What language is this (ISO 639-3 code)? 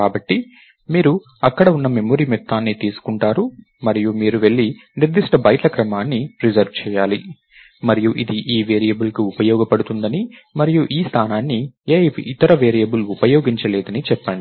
tel